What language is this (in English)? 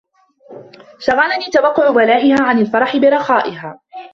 Arabic